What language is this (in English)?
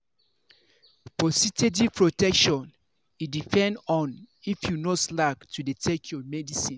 Nigerian Pidgin